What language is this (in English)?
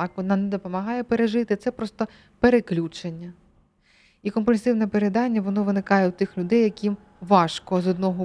Ukrainian